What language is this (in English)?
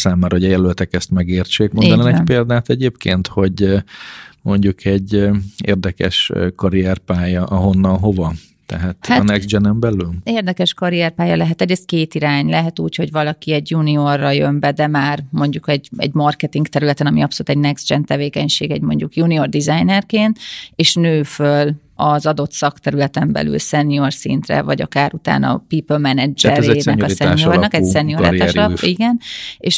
Hungarian